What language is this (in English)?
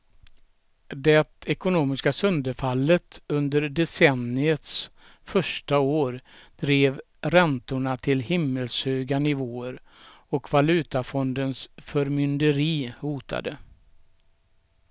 Swedish